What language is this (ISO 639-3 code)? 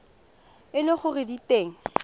tsn